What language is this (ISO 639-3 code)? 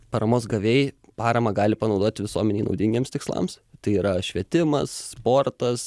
lit